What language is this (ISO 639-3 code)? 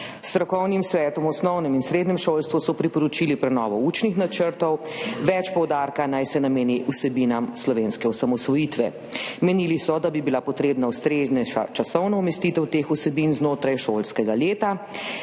slv